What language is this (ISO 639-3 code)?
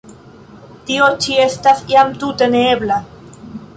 epo